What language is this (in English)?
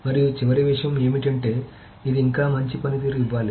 Telugu